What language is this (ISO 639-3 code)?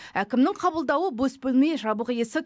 kaz